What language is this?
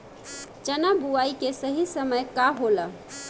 Bhojpuri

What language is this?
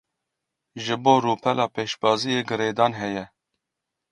Kurdish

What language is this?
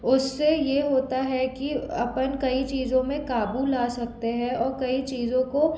Hindi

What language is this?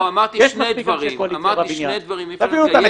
Hebrew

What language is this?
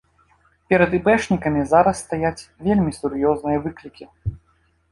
Belarusian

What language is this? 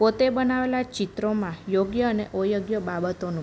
Gujarati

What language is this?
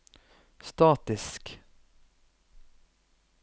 Norwegian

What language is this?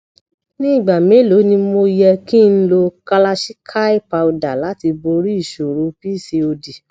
Yoruba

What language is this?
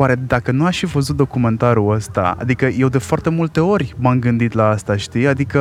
Romanian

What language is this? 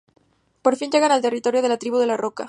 Spanish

